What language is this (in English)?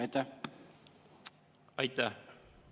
Estonian